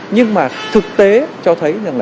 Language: Vietnamese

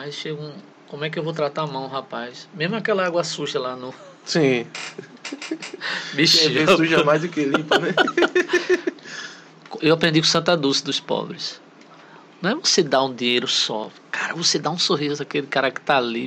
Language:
Portuguese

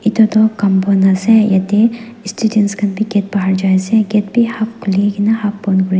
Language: Naga Pidgin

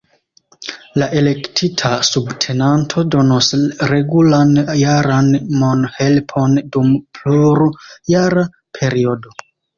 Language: Esperanto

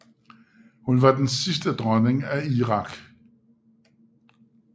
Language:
Danish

